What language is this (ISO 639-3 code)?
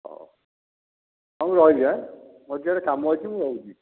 ori